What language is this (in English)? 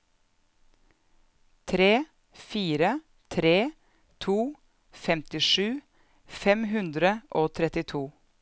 Norwegian